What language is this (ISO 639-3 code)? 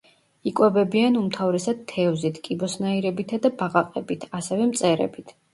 kat